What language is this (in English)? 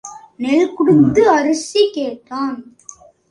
Tamil